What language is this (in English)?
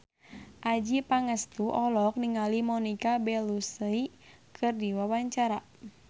Sundanese